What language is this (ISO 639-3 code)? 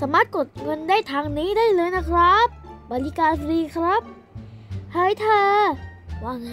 tha